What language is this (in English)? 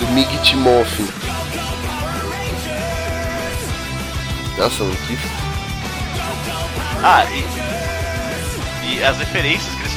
Portuguese